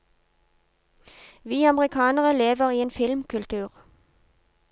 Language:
Norwegian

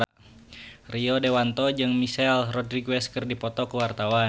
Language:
Sundanese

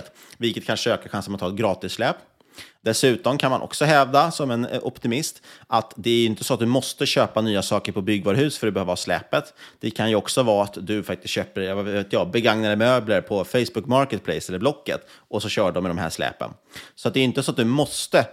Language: Swedish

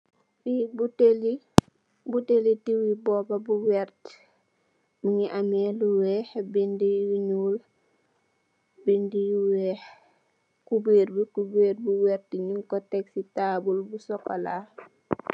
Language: Wolof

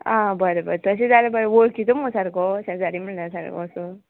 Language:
Konkani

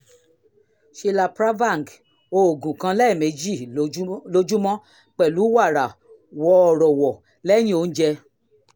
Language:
Yoruba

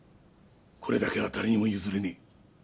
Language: Japanese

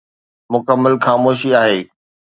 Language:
Sindhi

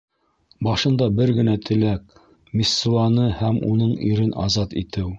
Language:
Bashkir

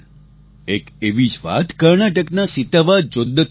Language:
Gujarati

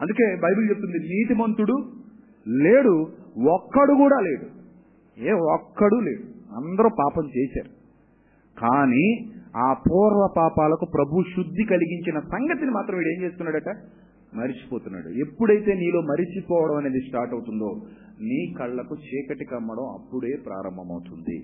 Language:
Telugu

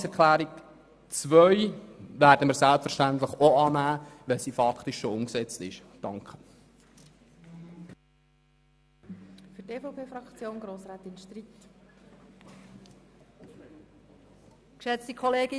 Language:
Swiss German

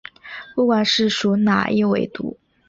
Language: Chinese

